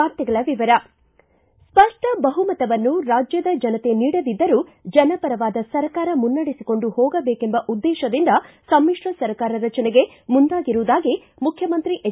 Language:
Kannada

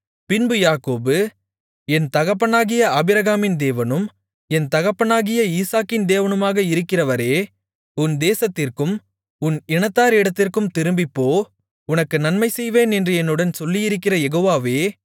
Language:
Tamil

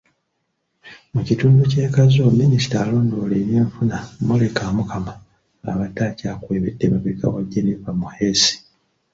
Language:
Ganda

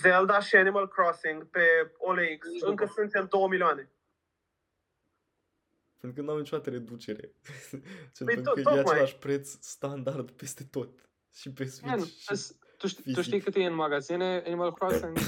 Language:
Romanian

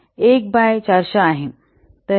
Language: Marathi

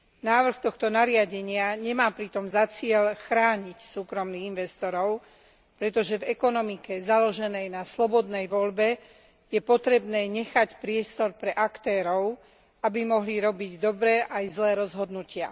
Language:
Slovak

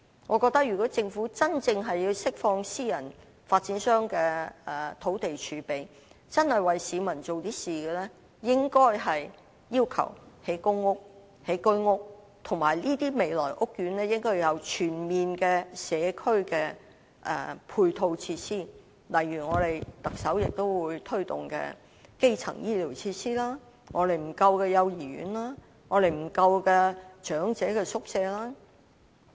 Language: Cantonese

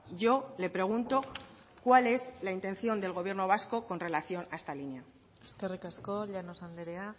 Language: Spanish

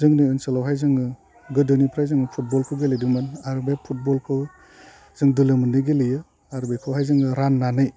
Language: Bodo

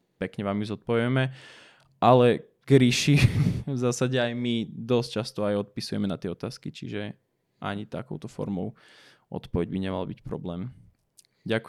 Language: Slovak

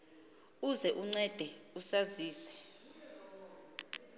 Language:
Xhosa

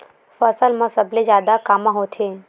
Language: Chhattisgarhi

